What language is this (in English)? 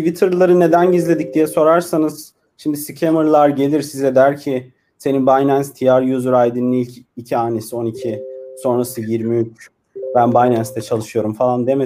Turkish